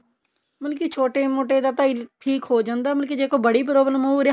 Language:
Punjabi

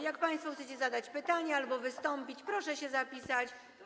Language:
Polish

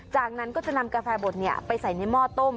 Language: Thai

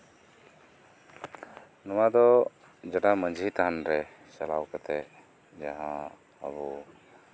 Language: Santali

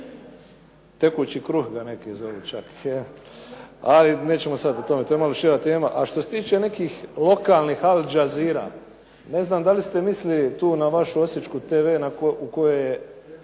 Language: Croatian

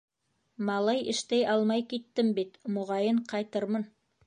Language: Bashkir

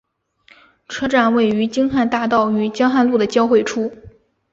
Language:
Chinese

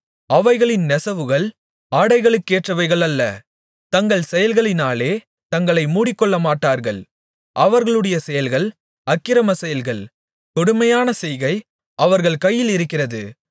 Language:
Tamil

